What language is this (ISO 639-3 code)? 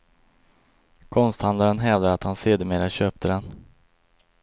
swe